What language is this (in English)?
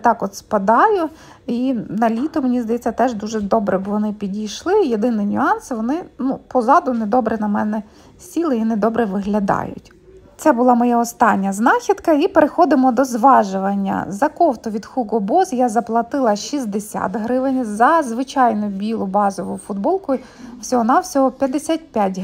Ukrainian